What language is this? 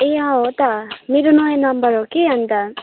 Nepali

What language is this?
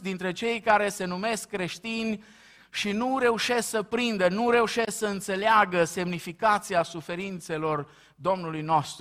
Romanian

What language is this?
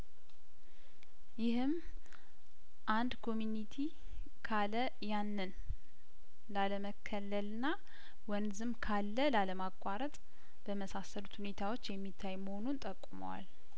Amharic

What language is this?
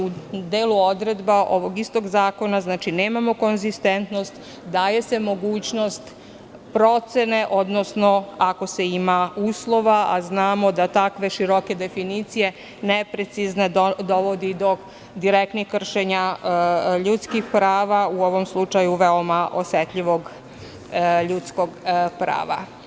Serbian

